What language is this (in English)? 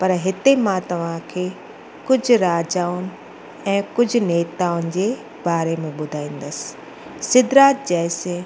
Sindhi